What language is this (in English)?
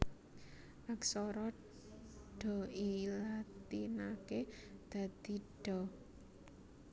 Javanese